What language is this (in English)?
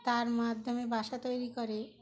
Bangla